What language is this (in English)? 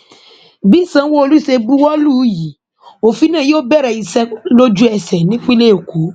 Yoruba